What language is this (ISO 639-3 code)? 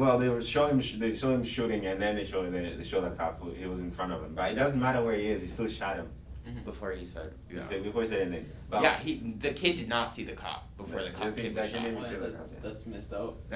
eng